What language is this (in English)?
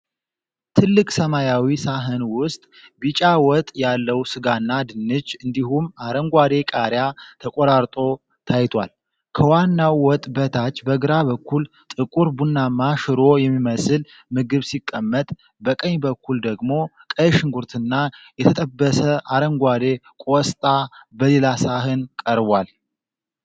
Amharic